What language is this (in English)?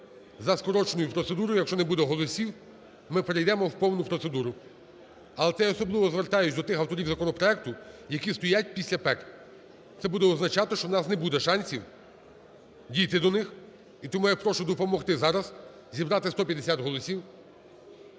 Ukrainian